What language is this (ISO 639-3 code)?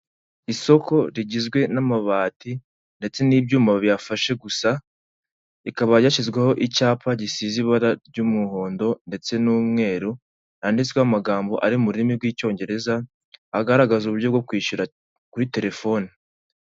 kin